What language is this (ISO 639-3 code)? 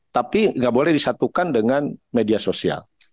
ind